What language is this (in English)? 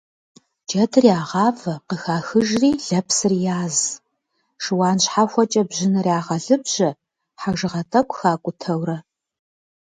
Kabardian